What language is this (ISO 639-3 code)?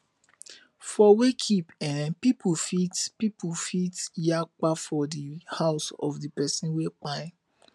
pcm